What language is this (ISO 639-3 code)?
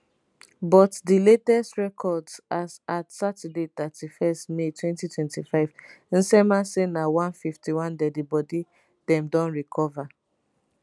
pcm